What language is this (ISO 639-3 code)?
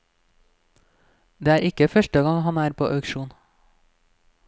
nor